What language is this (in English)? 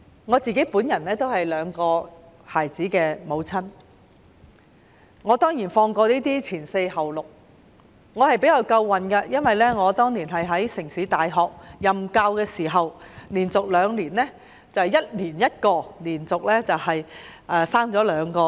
Cantonese